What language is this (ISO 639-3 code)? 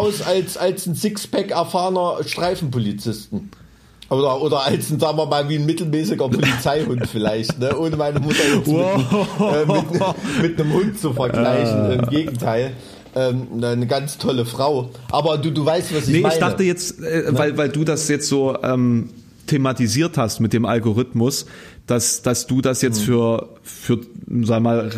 deu